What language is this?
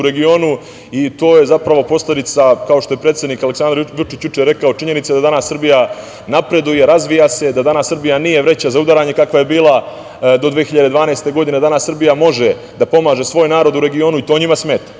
Serbian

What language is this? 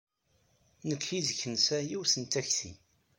Kabyle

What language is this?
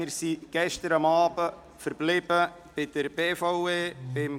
Swiss German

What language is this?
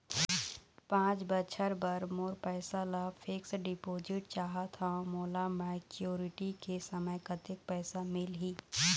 Chhattisgarhi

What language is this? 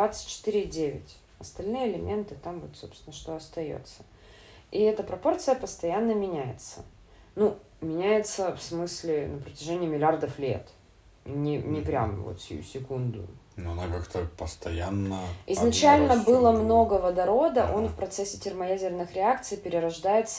Russian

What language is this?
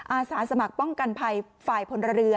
Thai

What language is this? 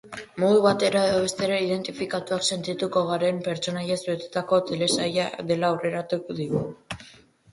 Basque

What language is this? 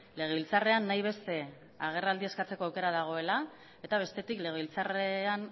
Basque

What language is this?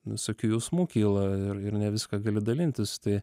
Lithuanian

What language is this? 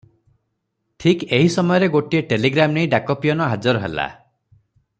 Odia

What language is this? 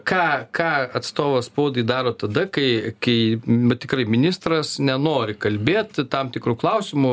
Lithuanian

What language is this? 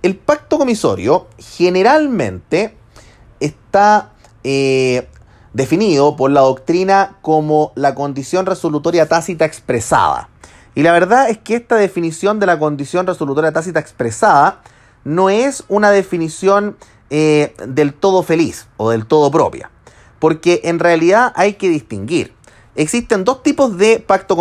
Spanish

